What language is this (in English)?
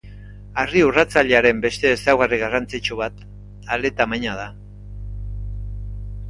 Basque